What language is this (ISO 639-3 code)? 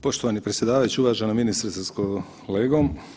hrv